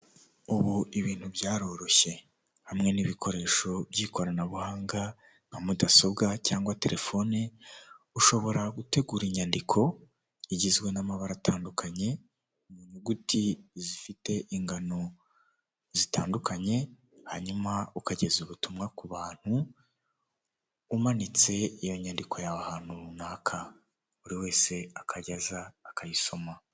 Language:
Kinyarwanda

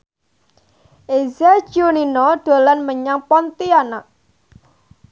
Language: Javanese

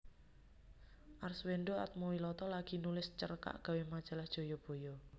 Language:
Javanese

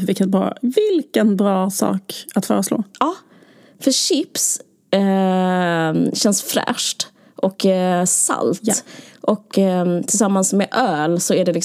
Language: Swedish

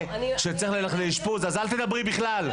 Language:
Hebrew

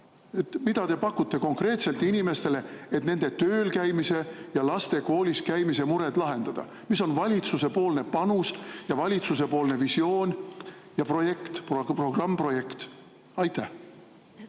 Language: Estonian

